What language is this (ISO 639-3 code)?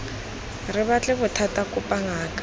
tsn